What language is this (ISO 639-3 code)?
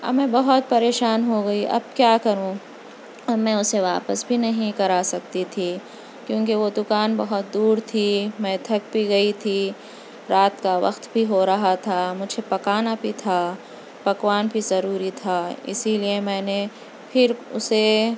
urd